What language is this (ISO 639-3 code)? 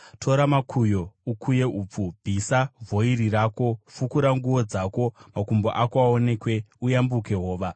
sna